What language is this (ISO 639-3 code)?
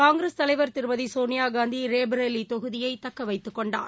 tam